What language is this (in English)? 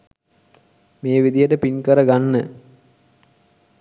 Sinhala